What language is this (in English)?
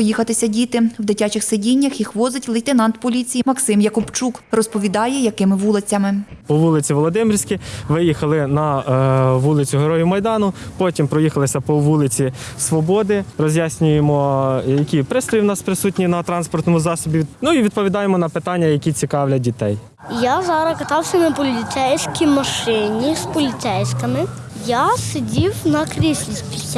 Ukrainian